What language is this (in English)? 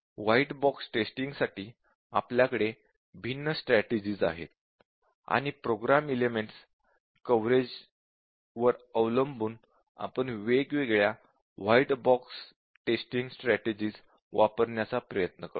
Marathi